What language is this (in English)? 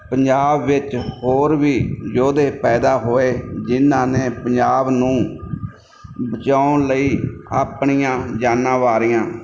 Punjabi